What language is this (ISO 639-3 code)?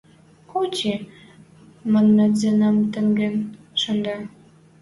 mrj